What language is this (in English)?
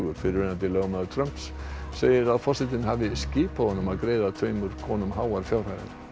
Icelandic